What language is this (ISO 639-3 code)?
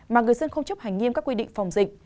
vie